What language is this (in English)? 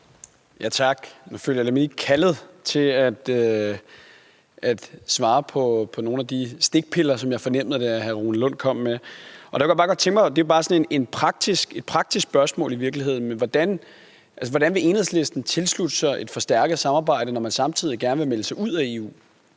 Danish